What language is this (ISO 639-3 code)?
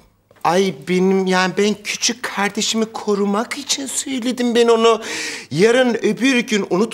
tur